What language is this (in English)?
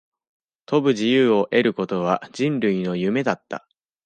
Japanese